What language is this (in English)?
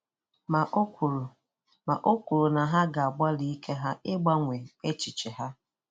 Igbo